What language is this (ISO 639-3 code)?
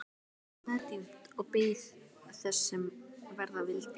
isl